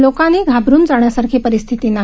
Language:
Marathi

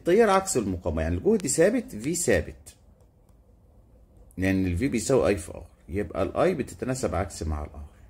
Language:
Arabic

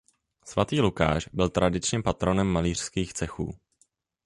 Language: Czech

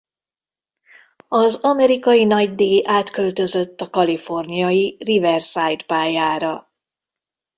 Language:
Hungarian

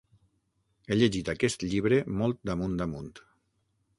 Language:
Catalan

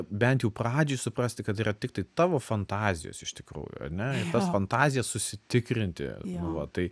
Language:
Lithuanian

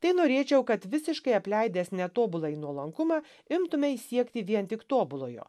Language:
Lithuanian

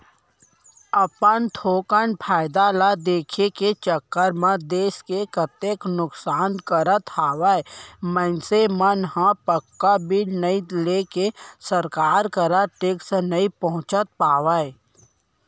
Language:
Chhattisgarhi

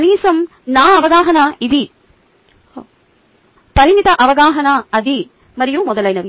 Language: Telugu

